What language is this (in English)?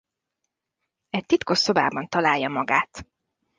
Hungarian